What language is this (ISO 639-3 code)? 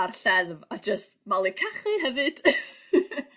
cym